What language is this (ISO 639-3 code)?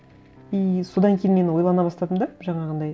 kaz